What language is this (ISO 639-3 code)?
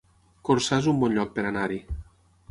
cat